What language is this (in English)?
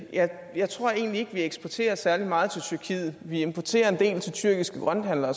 Danish